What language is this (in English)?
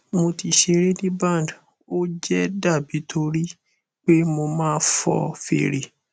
Yoruba